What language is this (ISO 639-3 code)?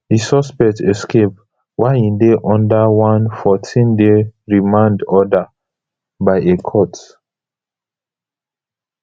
pcm